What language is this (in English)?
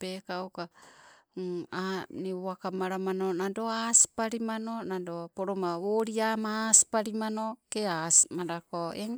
Sibe